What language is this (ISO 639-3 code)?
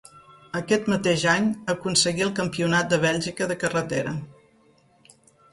cat